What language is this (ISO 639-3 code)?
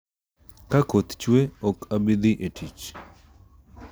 luo